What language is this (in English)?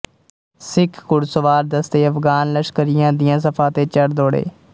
Punjabi